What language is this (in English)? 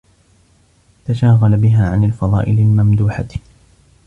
Arabic